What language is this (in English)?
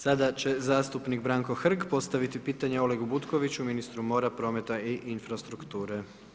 Croatian